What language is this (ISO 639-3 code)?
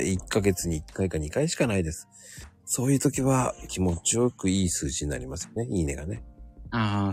jpn